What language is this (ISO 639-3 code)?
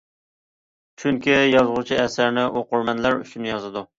uig